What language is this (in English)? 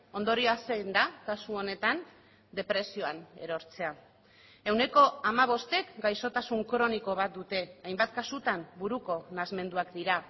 Basque